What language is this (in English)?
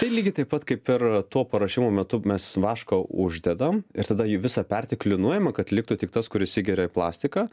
Lithuanian